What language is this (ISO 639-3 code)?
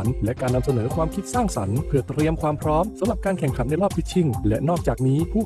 tha